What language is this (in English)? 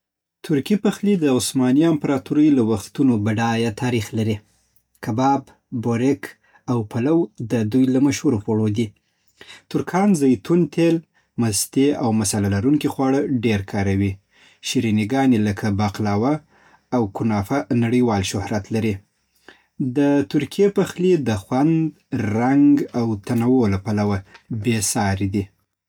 Southern Pashto